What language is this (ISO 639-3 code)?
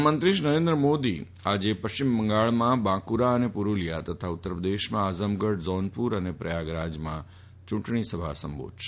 guj